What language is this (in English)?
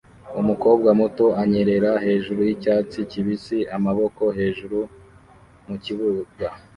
Kinyarwanda